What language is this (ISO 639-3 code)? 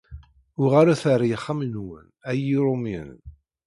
kab